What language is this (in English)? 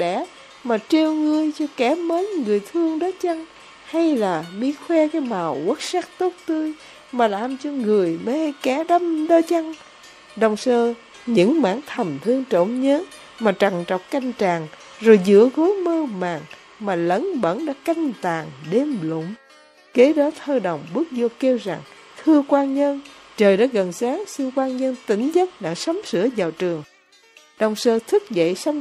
Vietnamese